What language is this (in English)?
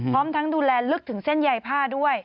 Thai